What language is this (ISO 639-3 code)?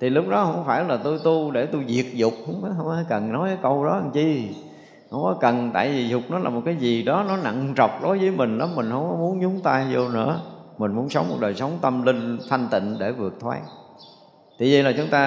vie